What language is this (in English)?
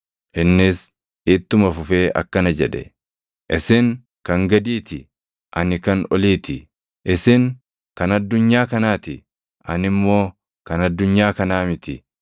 Oromo